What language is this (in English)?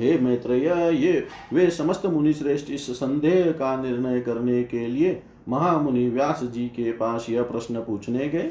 Hindi